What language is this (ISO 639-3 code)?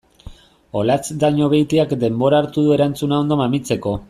eus